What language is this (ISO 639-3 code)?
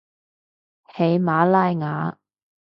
yue